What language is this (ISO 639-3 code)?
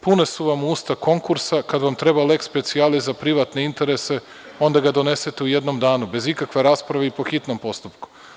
srp